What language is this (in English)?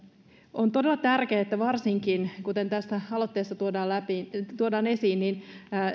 Finnish